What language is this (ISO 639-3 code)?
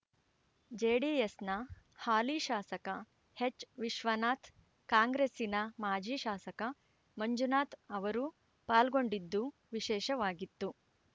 kan